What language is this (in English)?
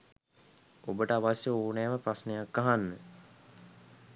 Sinhala